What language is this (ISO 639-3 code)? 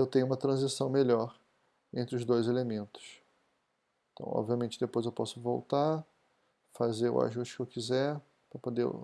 por